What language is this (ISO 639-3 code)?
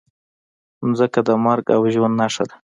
pus